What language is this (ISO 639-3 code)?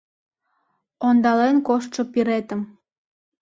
chm